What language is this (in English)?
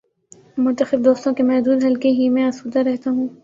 Urdu